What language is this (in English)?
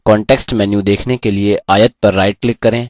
Hindi